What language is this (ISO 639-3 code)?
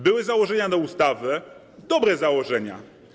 pol